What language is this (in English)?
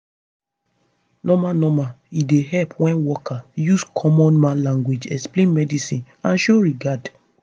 Nigerian Pidgin